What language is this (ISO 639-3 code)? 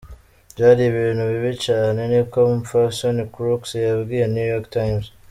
kin